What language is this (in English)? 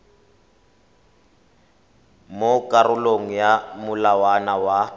Tswana